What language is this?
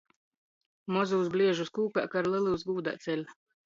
Latgalian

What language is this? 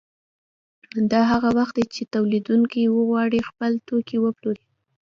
Pashto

